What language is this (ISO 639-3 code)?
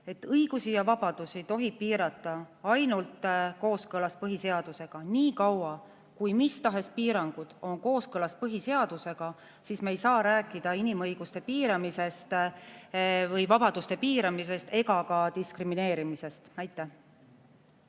est